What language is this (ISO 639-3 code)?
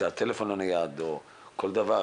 heb